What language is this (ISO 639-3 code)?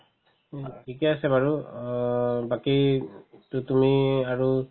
asm